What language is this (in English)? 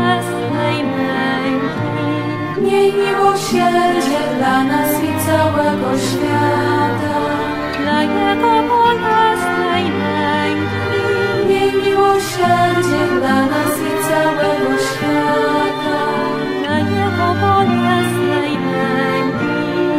Polish